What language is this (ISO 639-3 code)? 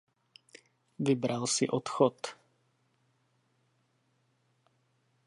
ces